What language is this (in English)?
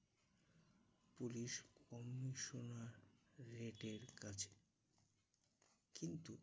Bangla